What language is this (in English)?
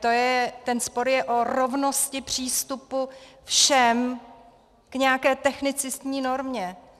Czech